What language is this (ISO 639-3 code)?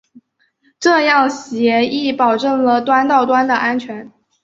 zho